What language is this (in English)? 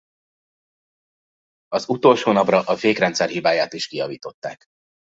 Hungarian